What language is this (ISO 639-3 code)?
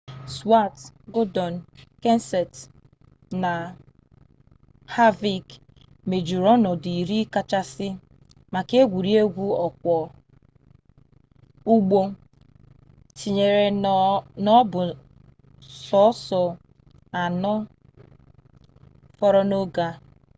ibo